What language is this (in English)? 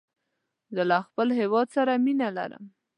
Pashto